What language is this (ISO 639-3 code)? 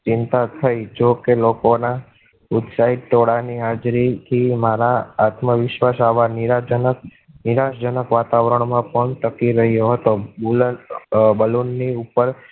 guj